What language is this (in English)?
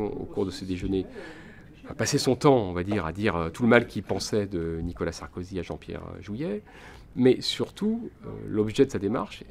French